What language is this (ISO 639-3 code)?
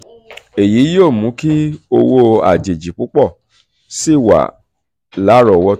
yor